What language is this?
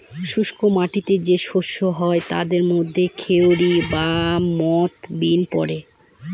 Bangla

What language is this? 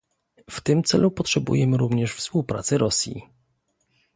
Polish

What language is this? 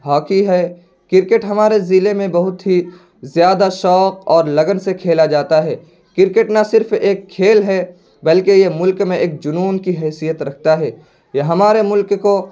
Urdu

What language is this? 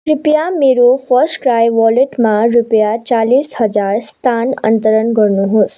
Nepali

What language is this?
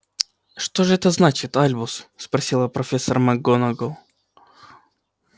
Russian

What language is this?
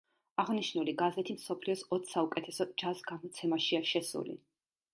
Georgian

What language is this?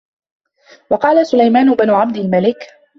Arabic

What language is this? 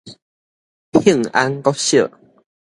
Min Nan Chinese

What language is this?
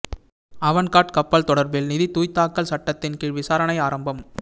Tamil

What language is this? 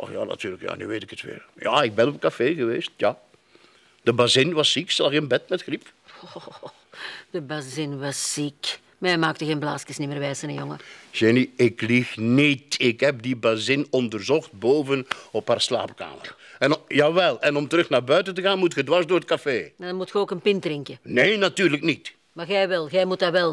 Dutch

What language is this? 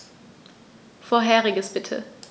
German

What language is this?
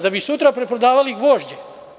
Serbian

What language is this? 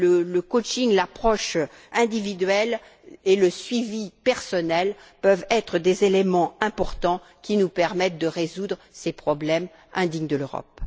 French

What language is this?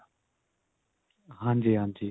Punjabi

